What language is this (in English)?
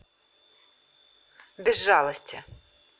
Russian